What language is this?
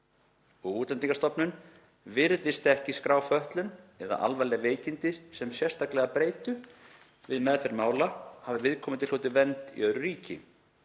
Icelandic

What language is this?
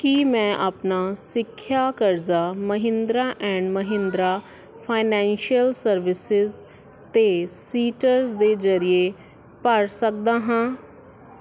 Punjabi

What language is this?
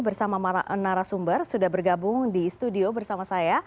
Indonesian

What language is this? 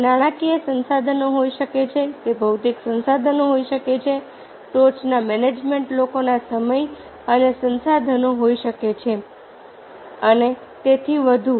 Gujarati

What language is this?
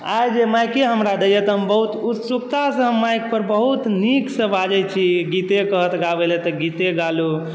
Maithili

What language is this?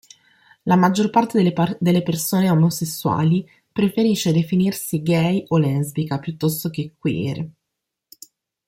Italian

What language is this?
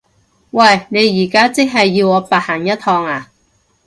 Cantonese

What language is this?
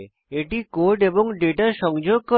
Bangla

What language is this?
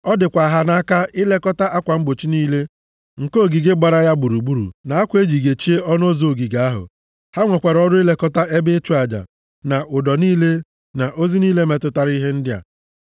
Igbo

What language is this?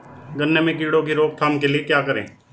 Hindi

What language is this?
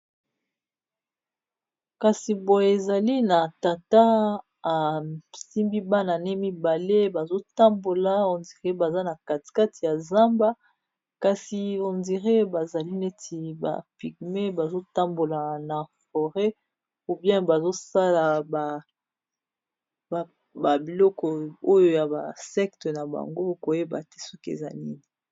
Lingala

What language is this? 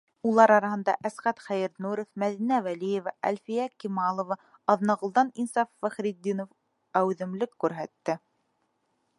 Bashkir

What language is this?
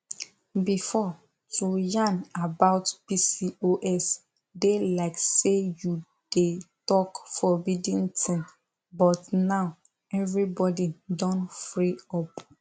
Nigerian Pidgin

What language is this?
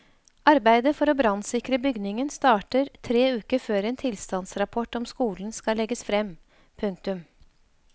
Norwegian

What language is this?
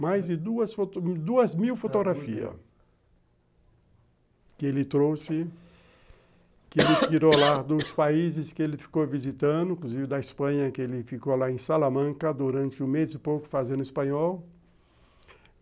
Portuguese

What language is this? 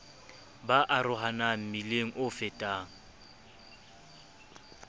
Southern Sotho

